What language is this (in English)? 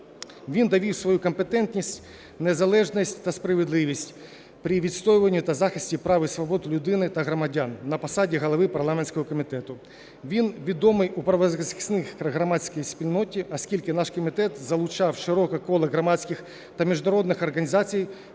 Ukrainian